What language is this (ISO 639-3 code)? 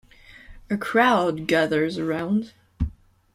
eng